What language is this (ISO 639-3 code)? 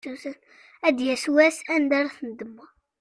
kab